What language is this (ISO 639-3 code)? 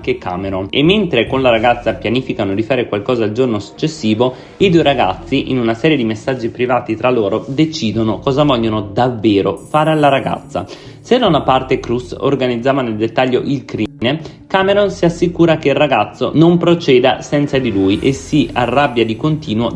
ita